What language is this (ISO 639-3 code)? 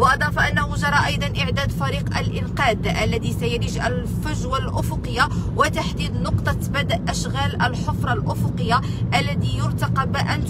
ara